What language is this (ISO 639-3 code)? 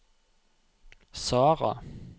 nor